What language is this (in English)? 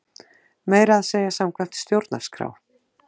Icelandic